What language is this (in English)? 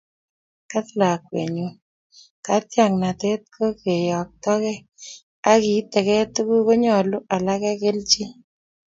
Kalenjin